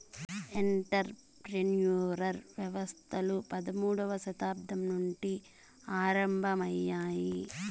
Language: Telugu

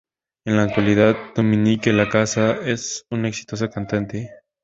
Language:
Spanish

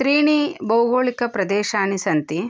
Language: Sanskrit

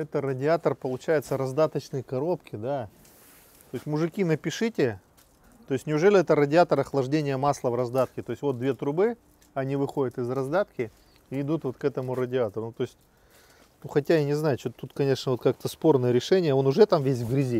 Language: Russian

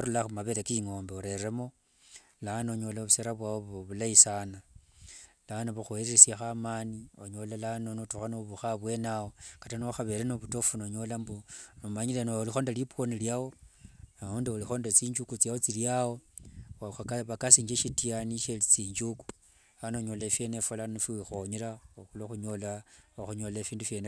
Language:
Wanga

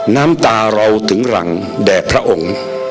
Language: Thai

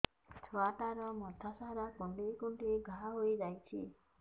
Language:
Odia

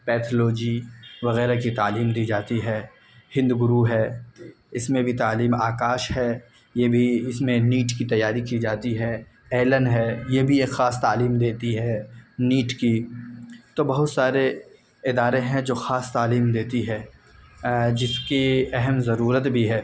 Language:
Urdu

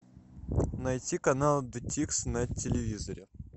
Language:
Russian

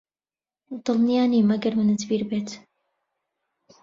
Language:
Central Kurdish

